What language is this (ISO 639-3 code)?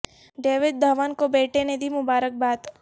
urd